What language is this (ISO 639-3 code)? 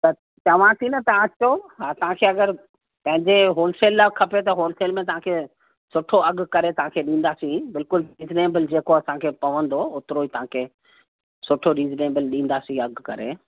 snd